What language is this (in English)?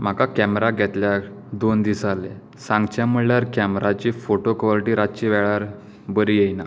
Konkani